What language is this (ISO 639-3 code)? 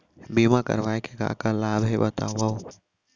hne